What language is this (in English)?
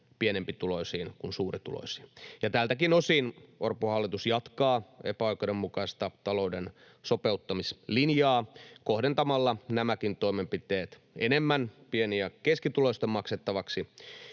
Finnish